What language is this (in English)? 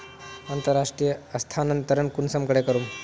Magahi